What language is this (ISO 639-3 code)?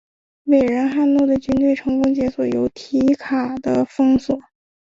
zho